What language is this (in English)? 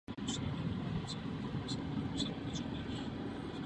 Czech